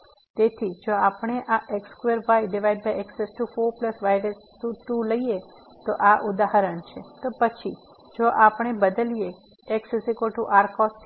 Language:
Gujarati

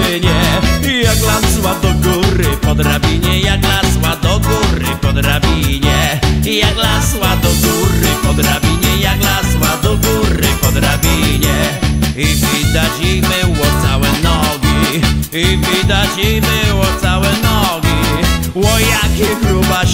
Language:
Korean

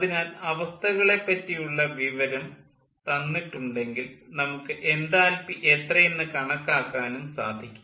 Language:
Malayalam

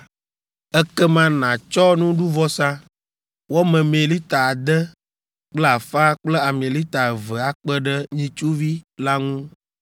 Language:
Ewe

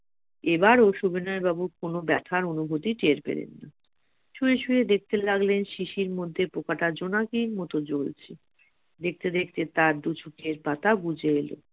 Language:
Bangla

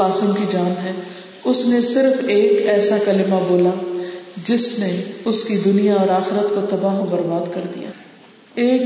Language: Urdu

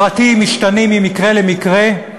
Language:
Hebrew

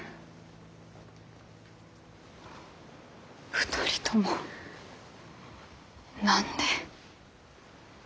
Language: Japanese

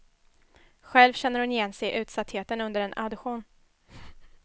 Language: Swedish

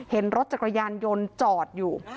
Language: Thai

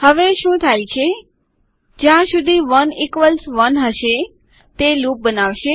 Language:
Gujarati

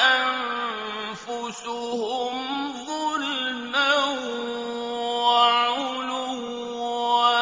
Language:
Arabic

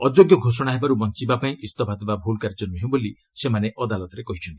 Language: Odia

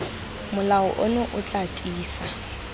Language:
Tswana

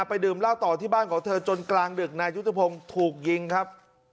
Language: Thai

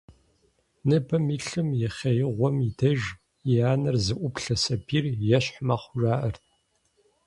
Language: Kabardian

